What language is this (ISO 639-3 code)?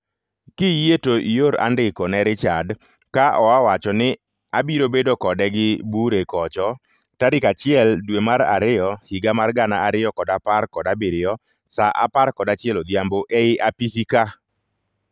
luo